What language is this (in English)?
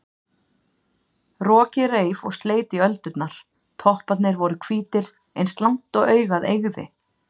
Icelandic